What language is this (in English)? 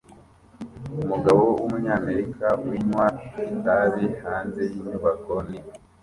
Kinyarwanda